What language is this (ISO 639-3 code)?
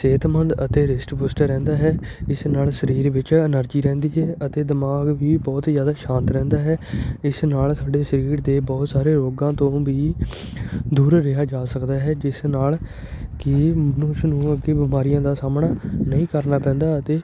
pan